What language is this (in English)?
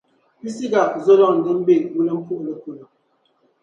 Dagbani